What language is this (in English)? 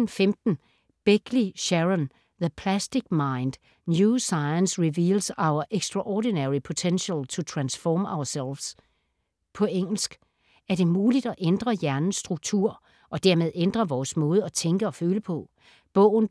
Danish